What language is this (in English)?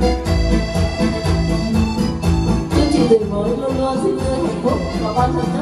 Vietnamese